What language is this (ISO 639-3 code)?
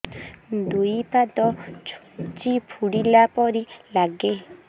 ori